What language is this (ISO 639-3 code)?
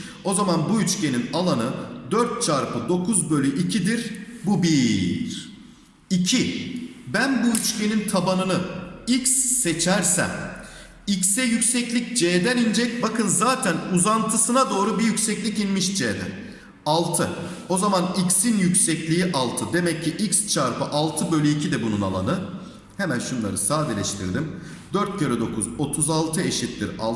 tur